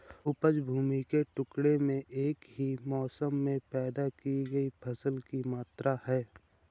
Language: Hindi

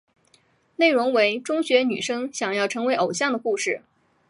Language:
Chinese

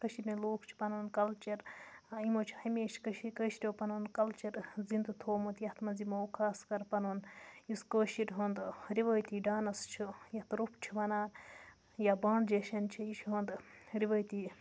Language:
Kashmiri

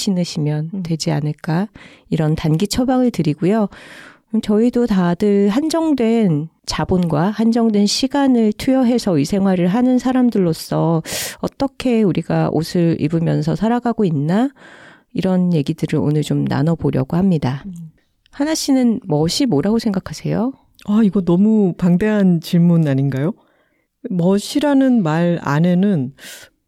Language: Korean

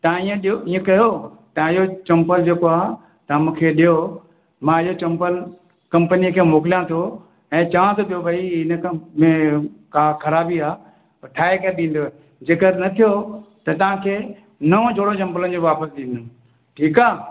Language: Sindhi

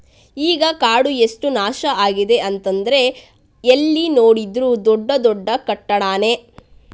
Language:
Kannada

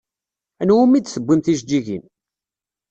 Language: Kabyle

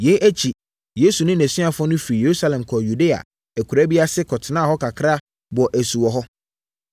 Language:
Akan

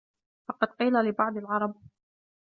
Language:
Arabic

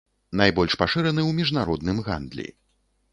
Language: Belarusian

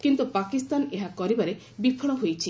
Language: Odia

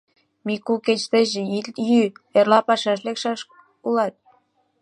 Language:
Mari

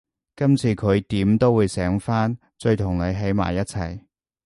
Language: Cantonese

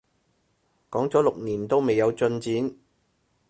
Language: Cantonese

